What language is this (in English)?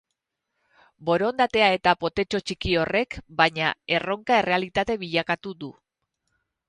Basque